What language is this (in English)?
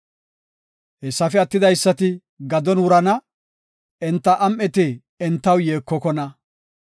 Gofa